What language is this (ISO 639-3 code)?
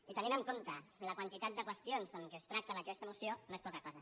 cat